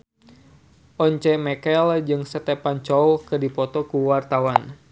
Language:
Sundanese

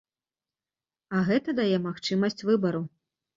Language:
Belarusian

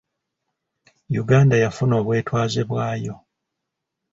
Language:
Ganda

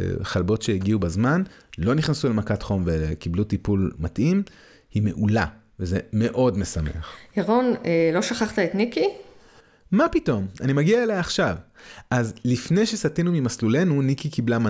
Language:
Hebrew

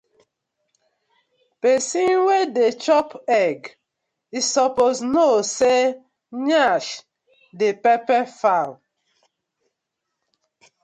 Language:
Nigerian Pidgin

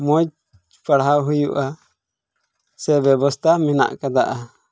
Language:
Santali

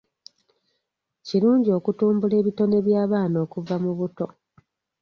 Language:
Ganda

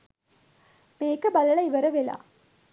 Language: Sinhala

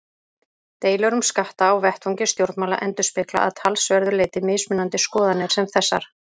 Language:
Icelandic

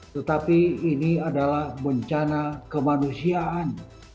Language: Indonesian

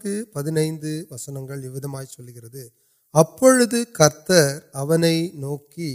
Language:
Urdu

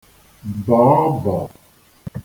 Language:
Igbo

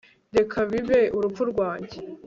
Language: Kinyarwanda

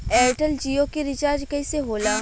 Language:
Bhojpuri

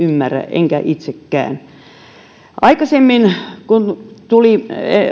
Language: Finnish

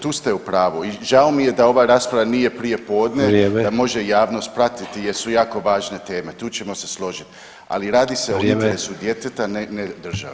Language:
Croatian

